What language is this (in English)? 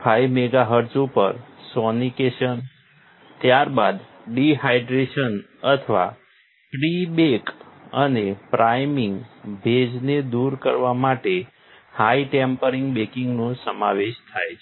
Gujarati